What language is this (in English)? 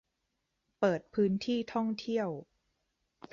Thai